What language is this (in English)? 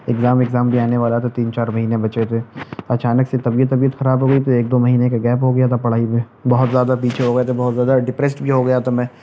Urdu